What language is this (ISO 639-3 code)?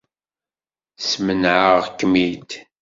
kab